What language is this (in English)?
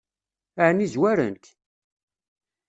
Kabyle